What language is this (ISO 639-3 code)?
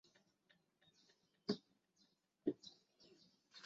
zho